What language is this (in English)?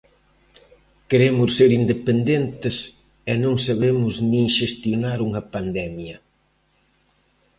Galician